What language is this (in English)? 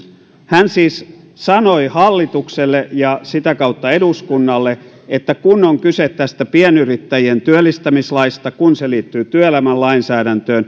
Finnish